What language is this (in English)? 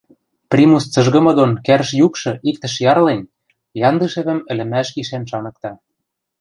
Western Mari